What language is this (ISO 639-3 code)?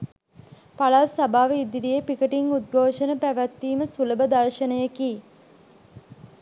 sin